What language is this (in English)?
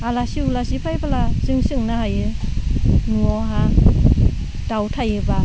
Bodo